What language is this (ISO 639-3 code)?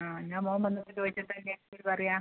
mal